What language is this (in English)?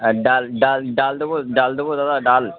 Bangla